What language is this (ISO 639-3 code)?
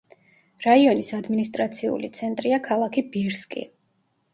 kat